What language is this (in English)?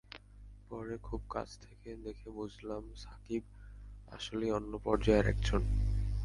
Bangla